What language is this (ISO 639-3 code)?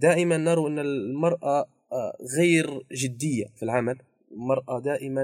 ara